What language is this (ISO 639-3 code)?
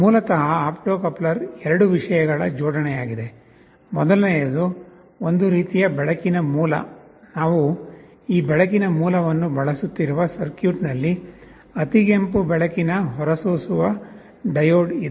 kan